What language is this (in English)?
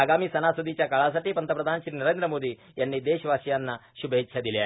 Marathi